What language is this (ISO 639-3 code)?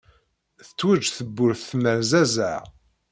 kab